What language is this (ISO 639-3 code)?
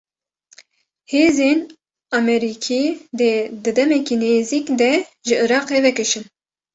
kur